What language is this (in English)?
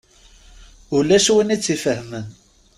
Kabyle